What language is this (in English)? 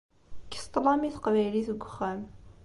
Kabyle